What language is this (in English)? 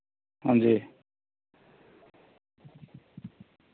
Dogri